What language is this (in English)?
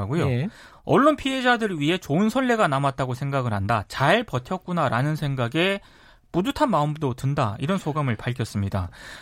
Korean